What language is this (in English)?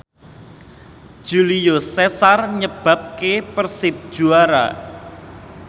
Javanese